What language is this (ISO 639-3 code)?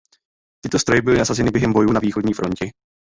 ces